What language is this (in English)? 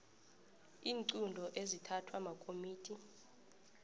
South Ndebele